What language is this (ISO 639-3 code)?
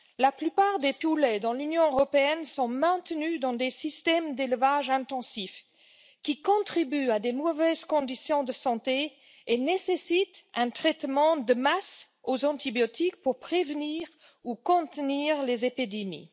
fra